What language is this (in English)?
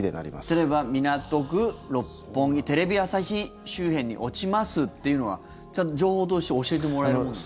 Japanese